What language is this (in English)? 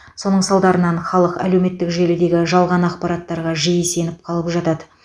Kazakh